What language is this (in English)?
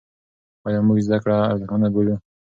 Pashto